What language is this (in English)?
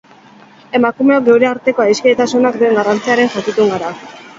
Basque